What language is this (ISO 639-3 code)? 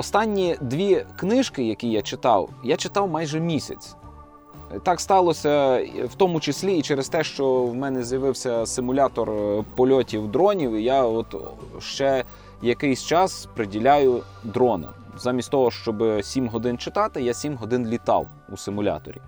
ukr